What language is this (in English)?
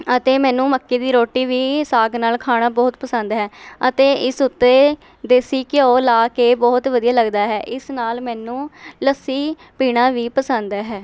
Punjabi